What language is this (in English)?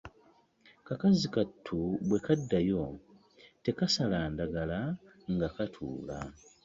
Ganda